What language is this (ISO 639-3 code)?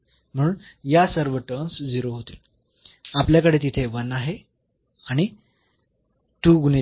mar